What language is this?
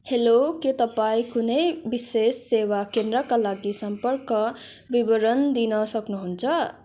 Nepali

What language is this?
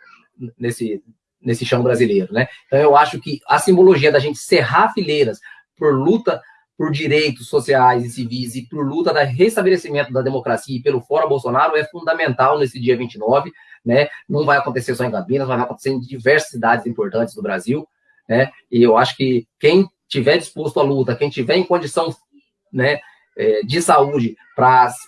Portuguese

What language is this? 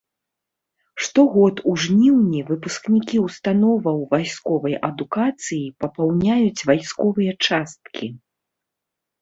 Belarusian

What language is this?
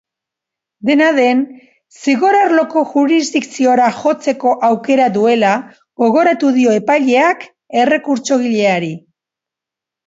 Basque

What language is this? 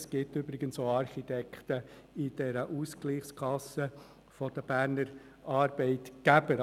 Swiss German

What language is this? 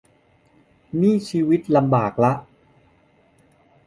Thai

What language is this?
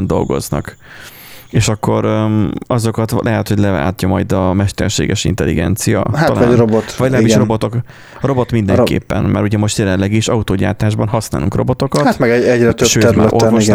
Hungarian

